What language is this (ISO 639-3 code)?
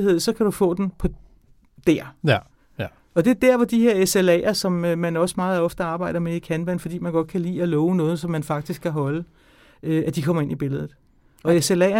dan